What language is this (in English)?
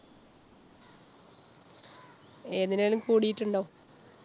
Malayalam